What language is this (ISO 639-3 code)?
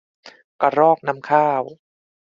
tha